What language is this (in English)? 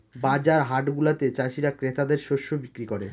Bangla